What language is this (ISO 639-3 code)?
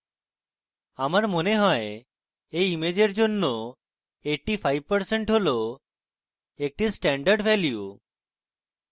ben